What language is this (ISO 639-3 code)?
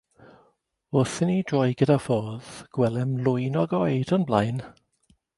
cym